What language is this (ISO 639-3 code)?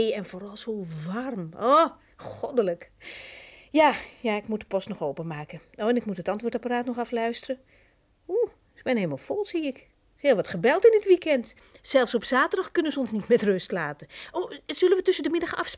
nld